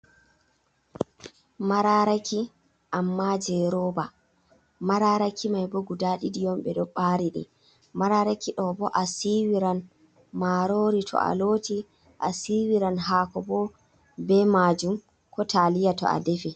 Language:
Fula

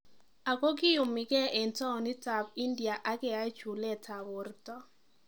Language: Kalenjin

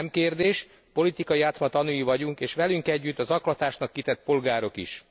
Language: Hungarian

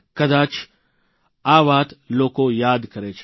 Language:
Gujarati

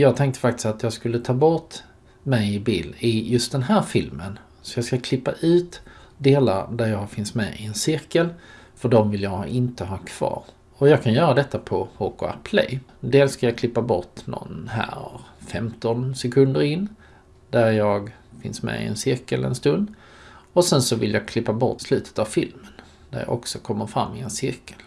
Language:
Swedish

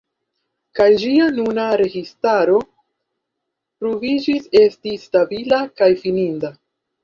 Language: Esperanto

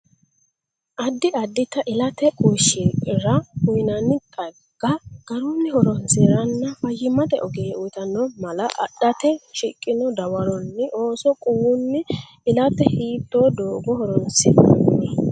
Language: Sidamo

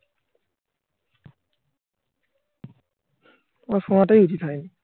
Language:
Bangla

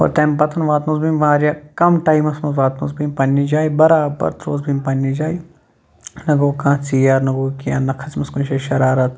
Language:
Kashmiri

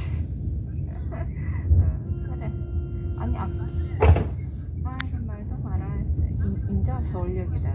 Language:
Korean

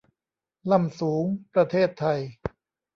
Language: Thai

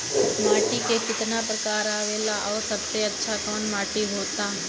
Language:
Bhojpuri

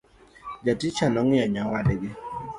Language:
Luo (Kenya and Tanzania)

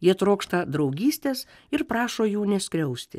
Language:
Lithuanian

